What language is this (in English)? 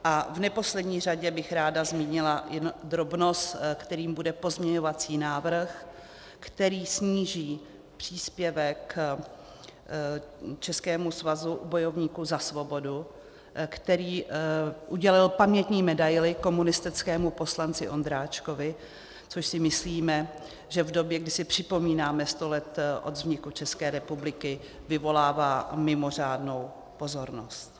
Czech